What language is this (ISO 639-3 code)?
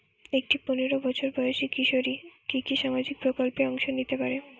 ben